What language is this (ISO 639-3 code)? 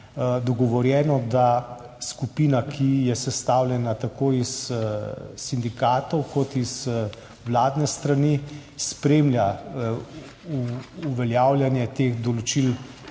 slv